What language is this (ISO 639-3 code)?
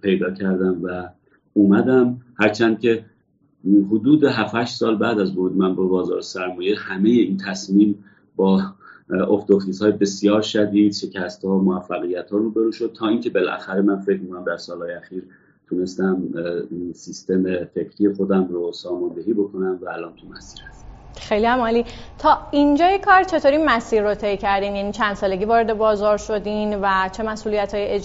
fas